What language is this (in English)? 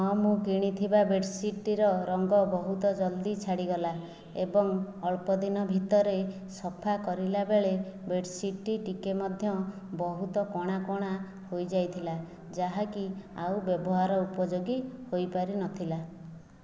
Odia